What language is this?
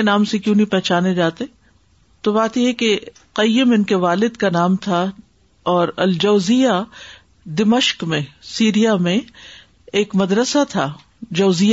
Urdu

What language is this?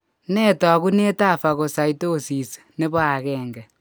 Kalenjin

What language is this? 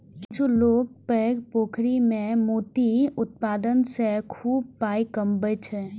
Maithili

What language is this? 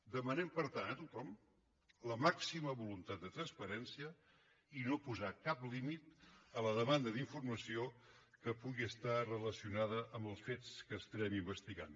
Catalan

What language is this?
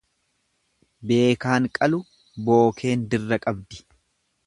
Oromo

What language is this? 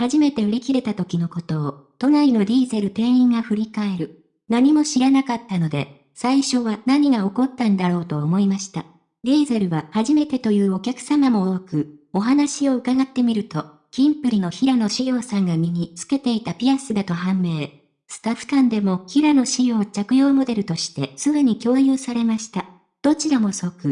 Japanese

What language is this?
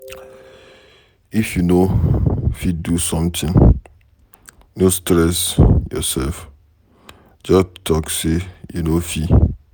Nigerian Pidgin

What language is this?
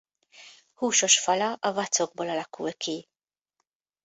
Hungarian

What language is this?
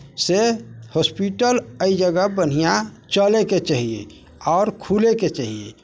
Maithili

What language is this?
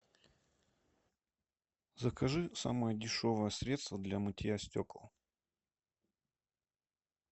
Russian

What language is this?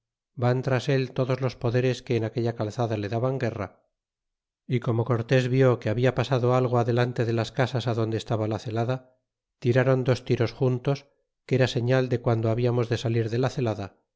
Spanish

